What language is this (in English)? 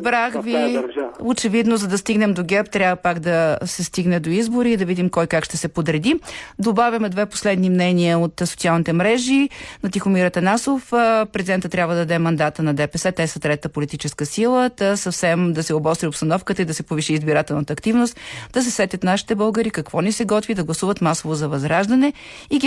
Bulgarian